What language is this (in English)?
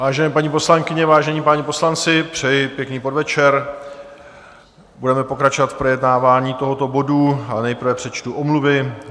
Czech